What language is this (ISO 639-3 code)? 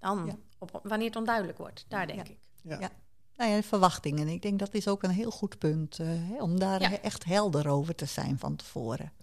nld